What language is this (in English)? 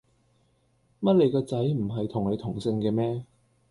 Cantonese